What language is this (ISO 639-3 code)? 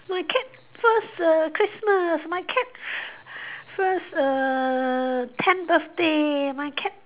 eng